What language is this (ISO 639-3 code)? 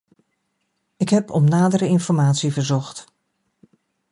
nld